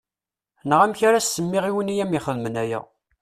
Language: Kabyle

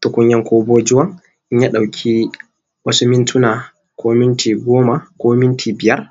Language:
Hausa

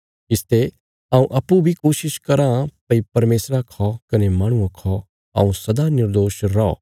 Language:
Bilaspuri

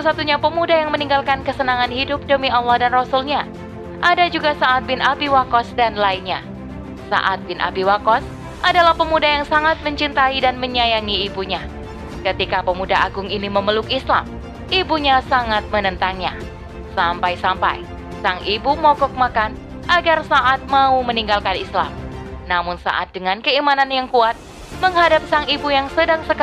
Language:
Indonesian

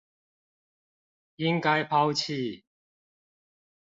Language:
Chinese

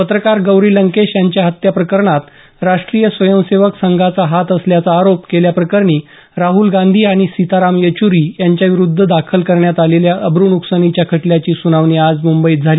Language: Marathi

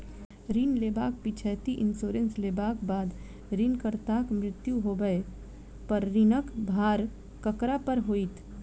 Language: Maithili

